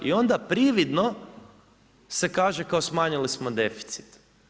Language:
Croatian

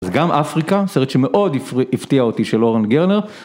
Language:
Hebrew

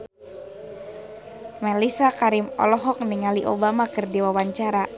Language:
Sundanese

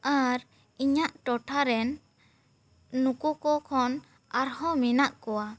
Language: Santali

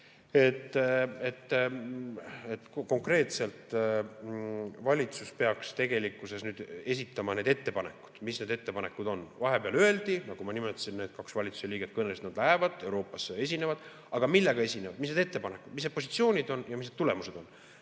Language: Estonian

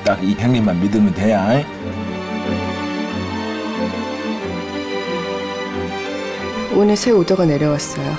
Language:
Korean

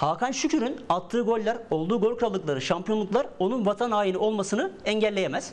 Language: Turkish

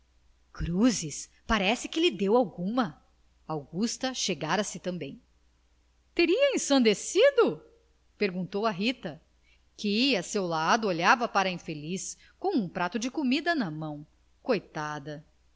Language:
Portuguese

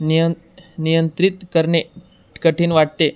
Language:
Marathi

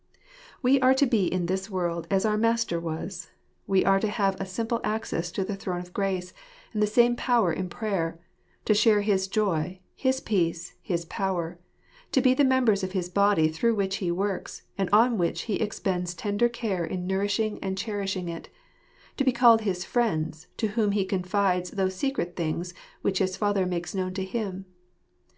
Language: English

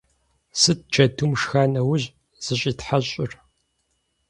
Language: Kabardian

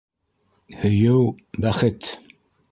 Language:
Bashkir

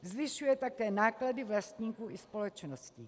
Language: Czech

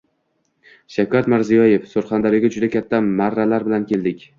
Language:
Uzbek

